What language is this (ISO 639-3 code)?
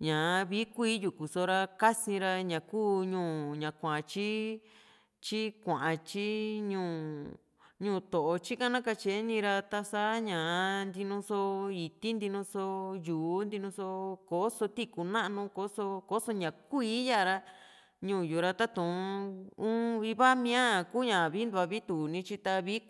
vmc